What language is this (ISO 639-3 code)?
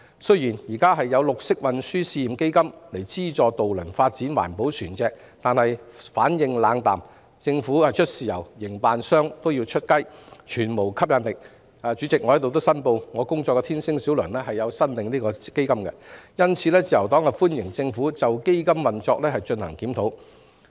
yue